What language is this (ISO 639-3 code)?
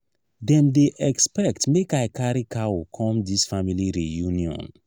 pcm